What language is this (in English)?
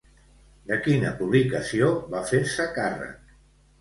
Catalan